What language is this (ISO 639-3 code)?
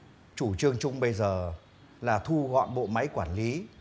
vie